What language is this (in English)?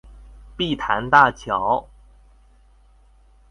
Chinese